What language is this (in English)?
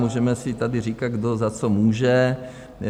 Czech